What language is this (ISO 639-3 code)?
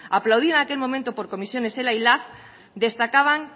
spa